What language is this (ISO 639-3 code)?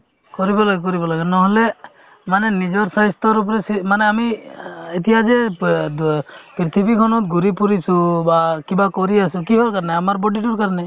asm